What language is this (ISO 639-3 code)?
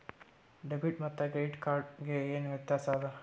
kan